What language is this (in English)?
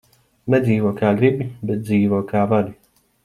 Latvian